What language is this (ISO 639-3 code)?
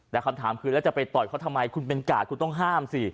tha